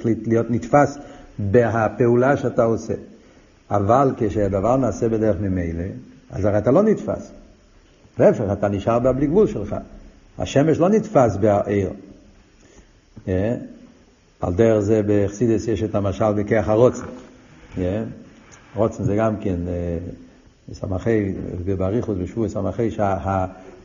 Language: Hebrew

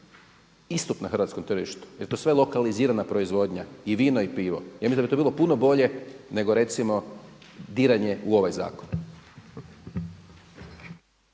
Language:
Croatian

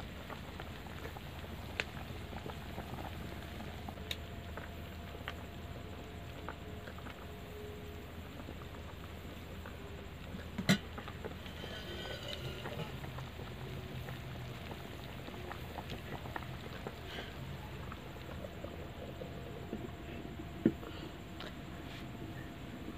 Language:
Hindi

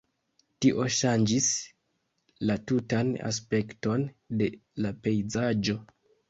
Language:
Esperanto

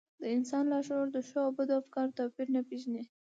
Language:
Pashto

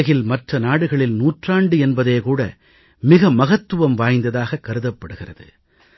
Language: Tamil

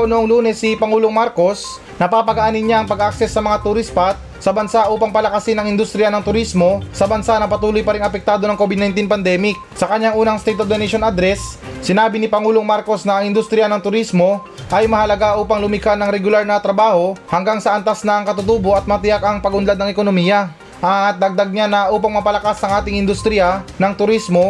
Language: Filipino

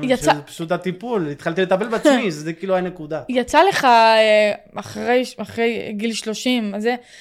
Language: Hebrew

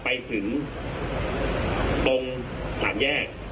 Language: Thai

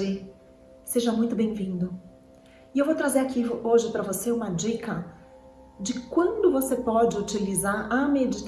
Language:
Portuguese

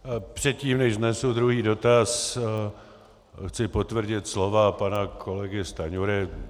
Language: Czech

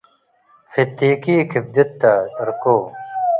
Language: Tigre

